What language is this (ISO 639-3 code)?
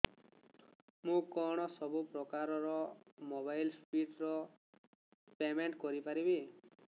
ori